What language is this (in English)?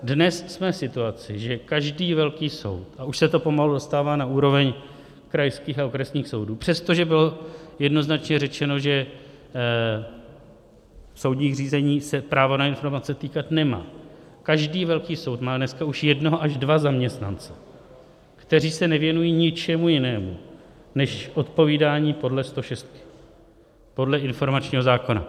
Czech